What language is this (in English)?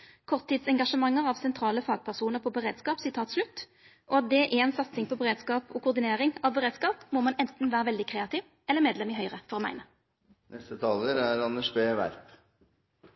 Norwegian Nynorsk